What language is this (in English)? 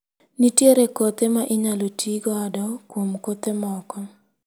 Luo (Kenya and Tanzania)